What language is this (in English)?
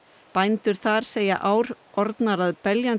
Icelandic